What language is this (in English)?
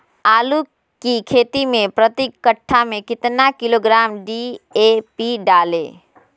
Magahi